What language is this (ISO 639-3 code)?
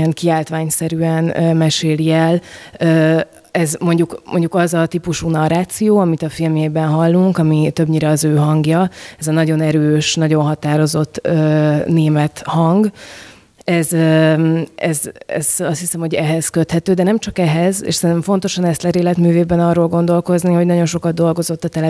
hun